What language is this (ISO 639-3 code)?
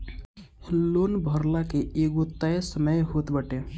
bho